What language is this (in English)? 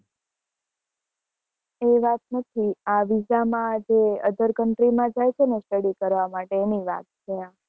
Gujarati